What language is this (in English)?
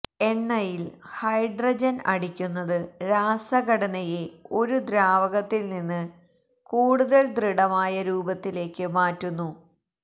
Malayalam